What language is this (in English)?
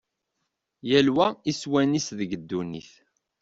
Kabyle